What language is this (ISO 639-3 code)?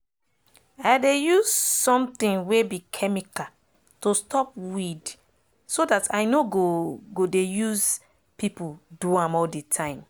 pcm